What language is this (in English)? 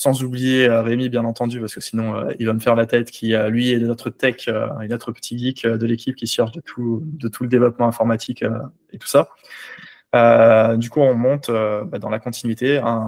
French